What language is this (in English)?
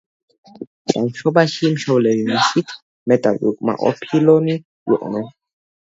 Georgian